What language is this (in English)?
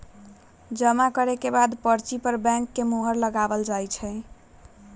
Magahi